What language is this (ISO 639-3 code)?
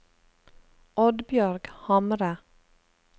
nor